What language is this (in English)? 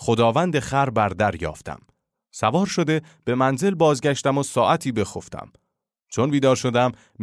Persian